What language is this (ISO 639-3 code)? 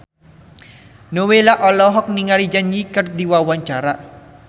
sun